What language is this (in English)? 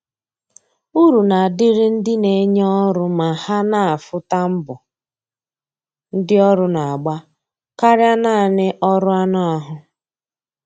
Igbo